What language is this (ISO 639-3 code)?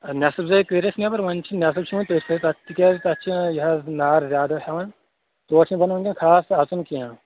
kas